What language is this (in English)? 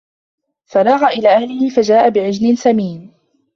Arabic